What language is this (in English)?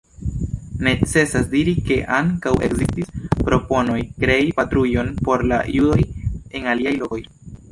Esperanto